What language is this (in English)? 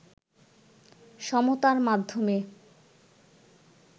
Bangla